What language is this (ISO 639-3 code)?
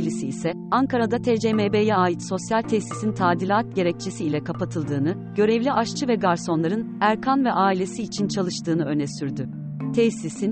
tur